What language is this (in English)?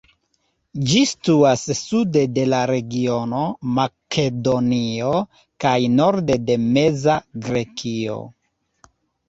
Esperanto